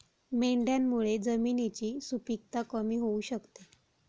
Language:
Marathi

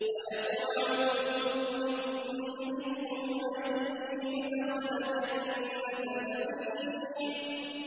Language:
Arabic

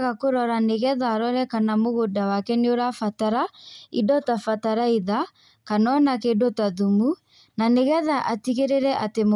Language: Kikuyu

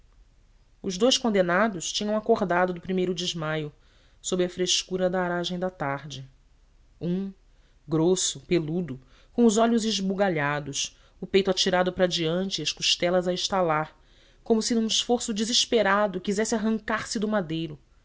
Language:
Portuguese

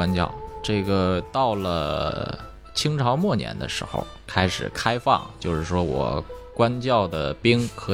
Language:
Chinese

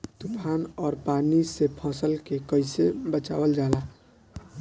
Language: Bhojpuri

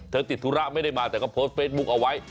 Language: Thai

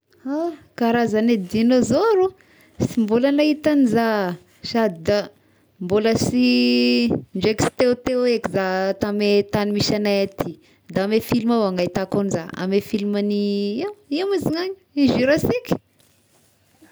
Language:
Tesaka Malagasy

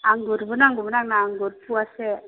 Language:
Bodo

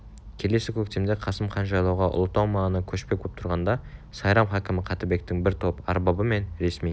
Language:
Kazakh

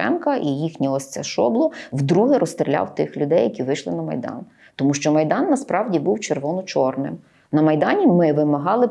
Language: Ukrainian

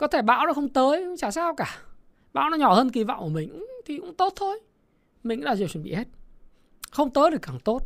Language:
Vietnamese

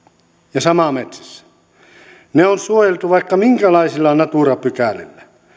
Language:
Finnish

